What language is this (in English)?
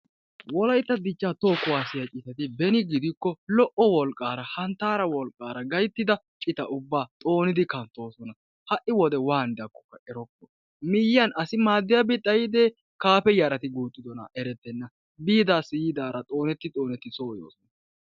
Wolaytta